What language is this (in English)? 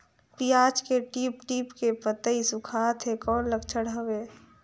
Chhattisgarhi